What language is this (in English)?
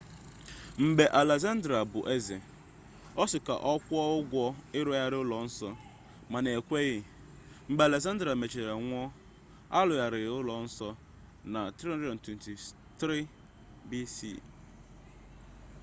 Igbo